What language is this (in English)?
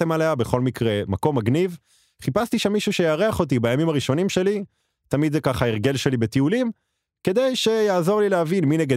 Hebrew